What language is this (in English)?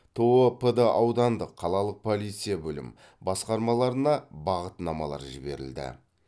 Kazakh